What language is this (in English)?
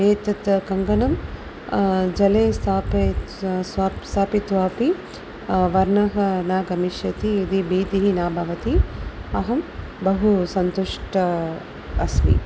Sanskrit